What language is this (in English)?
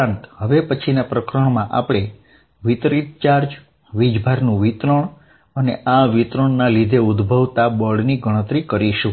Gujarati